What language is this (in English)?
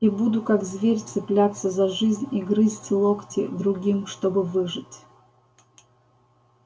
Russian